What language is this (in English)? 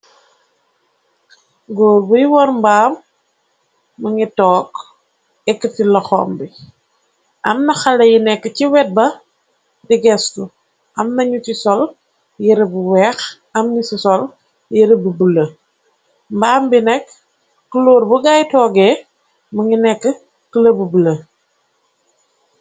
Wolof